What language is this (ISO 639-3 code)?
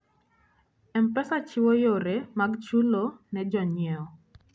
luo